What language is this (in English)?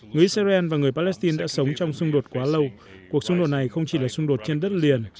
Vietnamese